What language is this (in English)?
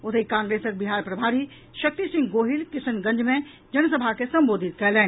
Maithili